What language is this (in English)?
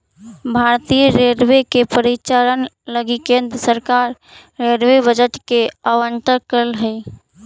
Magahi